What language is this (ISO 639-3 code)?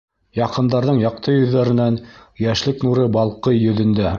bak